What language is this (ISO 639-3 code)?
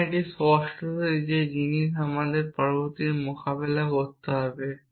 ben